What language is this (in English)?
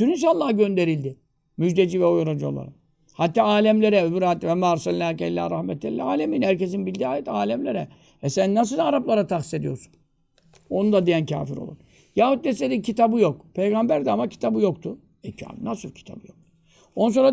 Turkish